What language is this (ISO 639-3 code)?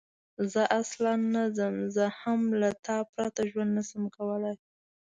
pus